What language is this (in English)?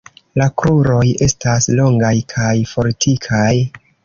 Esperanto